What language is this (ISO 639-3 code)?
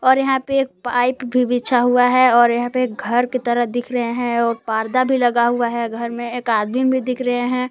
hin